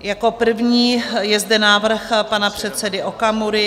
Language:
Czech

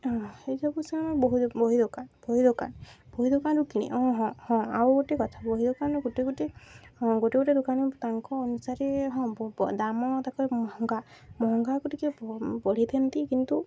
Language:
Odia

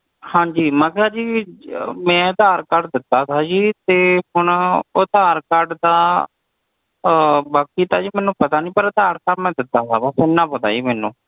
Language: Punjabi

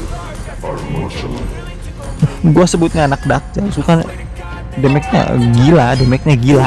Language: Indonesian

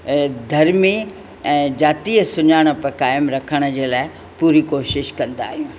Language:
Sindhi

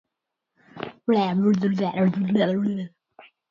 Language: Swedish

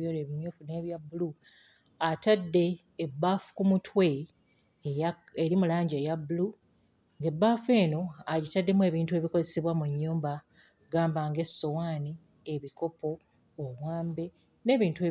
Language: Ganda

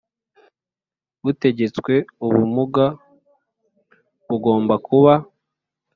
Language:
Kinyarwanda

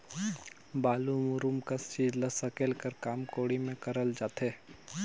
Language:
Chhattisgarhi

